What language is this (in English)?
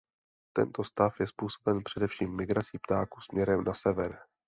Czech